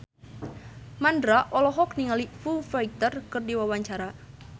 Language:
Sundanese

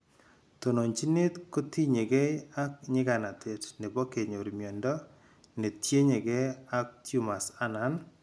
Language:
Kalenjin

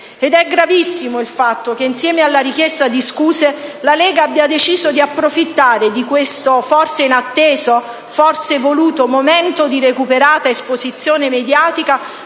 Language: Italian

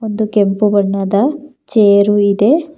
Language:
Kannada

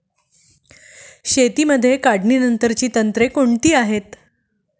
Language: Marathi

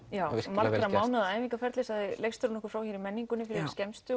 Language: Icelandic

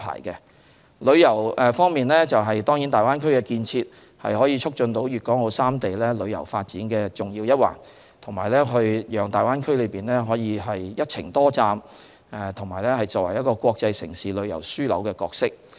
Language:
Cantonese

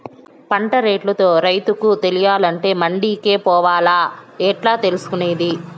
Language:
Telugu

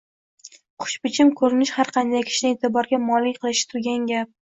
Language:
Uzbek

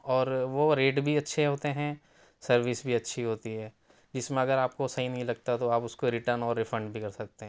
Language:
Urdu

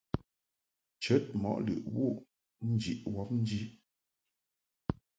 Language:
Mungaka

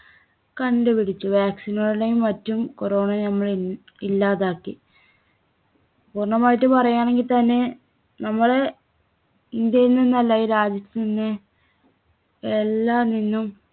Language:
Malayalam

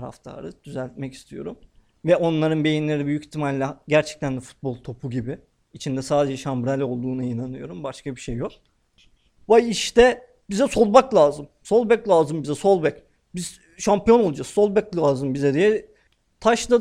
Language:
Turkish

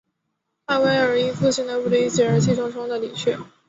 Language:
Chinese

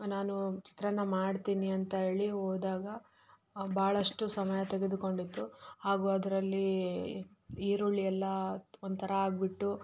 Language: Kannada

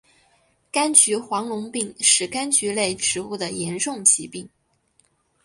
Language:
Chinese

